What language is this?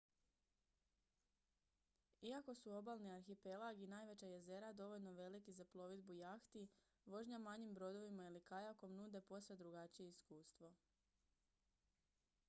Croatian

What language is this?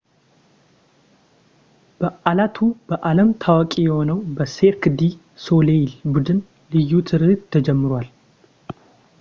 Amharic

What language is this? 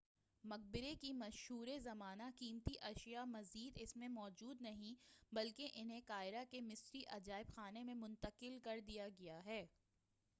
Urdu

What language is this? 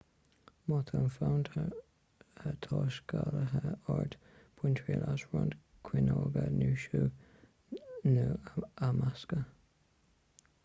Irish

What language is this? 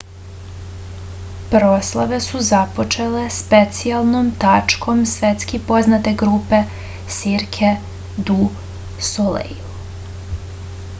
Serbian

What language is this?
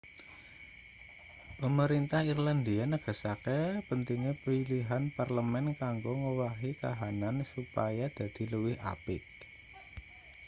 Javanese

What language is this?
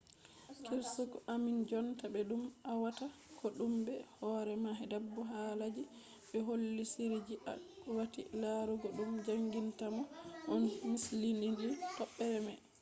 Fula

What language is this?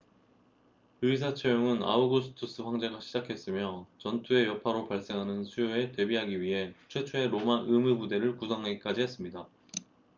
Korean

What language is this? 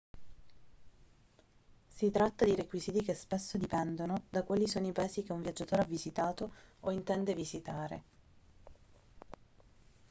Italian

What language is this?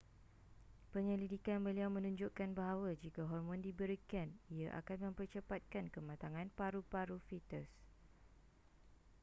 Malay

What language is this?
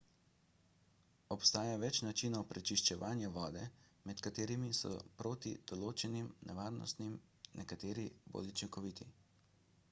Slovenian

